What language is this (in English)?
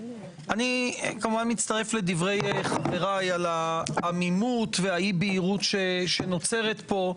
Hebrew